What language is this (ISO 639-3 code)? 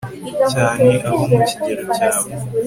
kin